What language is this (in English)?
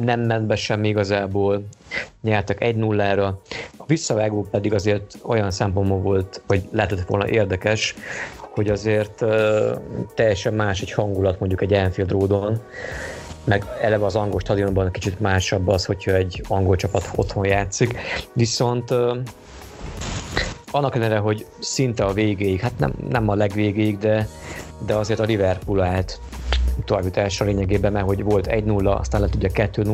Hungarian